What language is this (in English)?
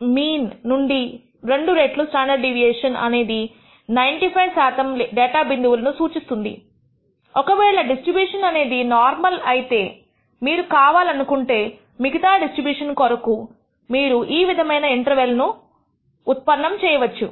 Telugu